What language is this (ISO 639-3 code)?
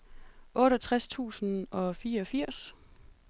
dan